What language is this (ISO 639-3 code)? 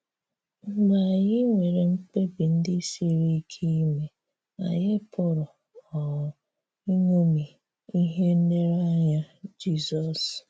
ibo